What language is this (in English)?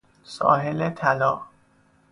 Persian